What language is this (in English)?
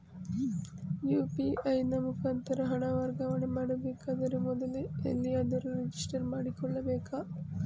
Kannada